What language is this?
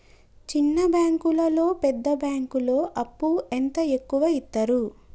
Telugu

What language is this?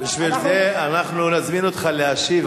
Hebrew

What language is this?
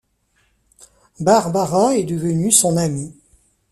French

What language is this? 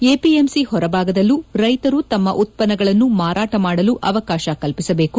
Kannada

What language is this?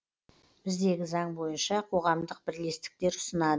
Kazakh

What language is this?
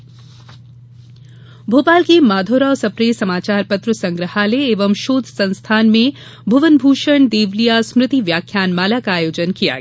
Hindi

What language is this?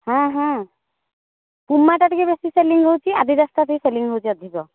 Odia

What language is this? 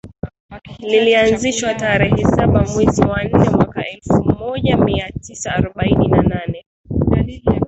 Swahili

